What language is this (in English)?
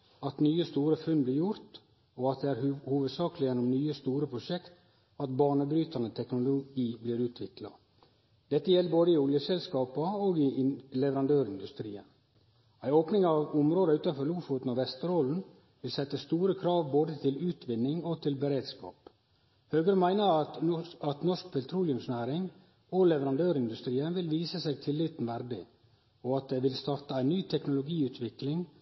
Norwegian Nynorsk